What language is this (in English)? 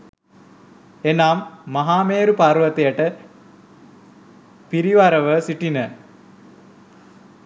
Sinhala